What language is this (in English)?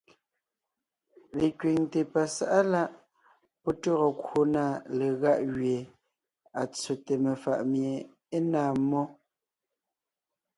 Ngiemboon